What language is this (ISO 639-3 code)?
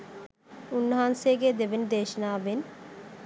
sin